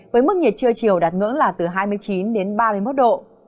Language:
Vietnamese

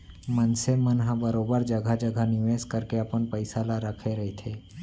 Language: Chhattisgarhi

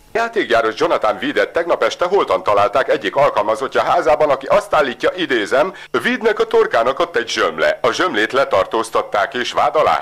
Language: Hungarian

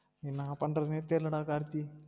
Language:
Tamil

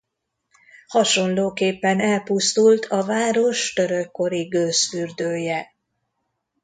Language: Hungarian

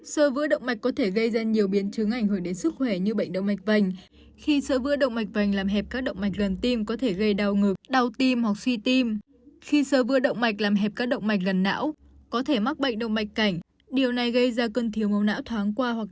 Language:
Vietnamese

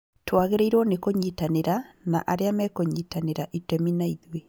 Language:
Kikuyu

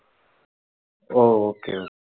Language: Tamil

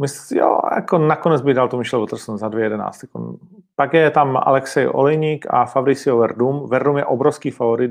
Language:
Czech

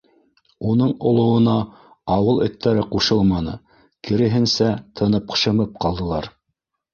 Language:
Bashkir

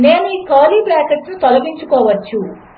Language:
Telugu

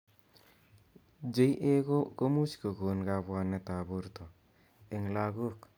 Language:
Kalenjin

